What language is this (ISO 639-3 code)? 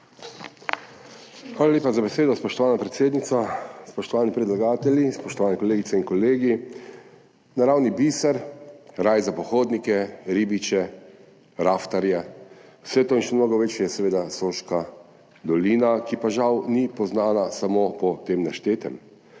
slv